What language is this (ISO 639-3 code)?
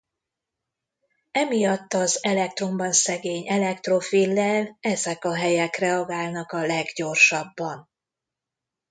hun